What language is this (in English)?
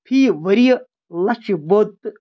Kashmiri